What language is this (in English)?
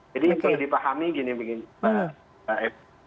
Indonesian